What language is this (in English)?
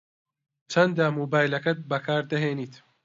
Central Kurdish